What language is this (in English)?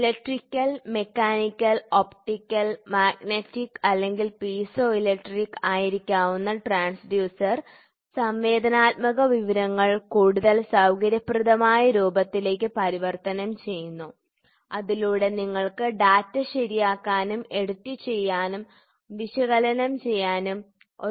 Malayalam